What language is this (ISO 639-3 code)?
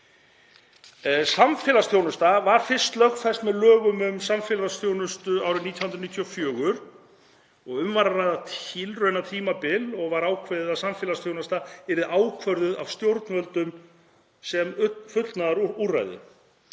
isl